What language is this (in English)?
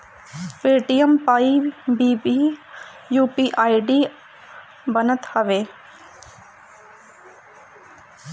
Bhojpuri